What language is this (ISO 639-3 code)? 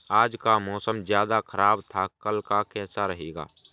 hin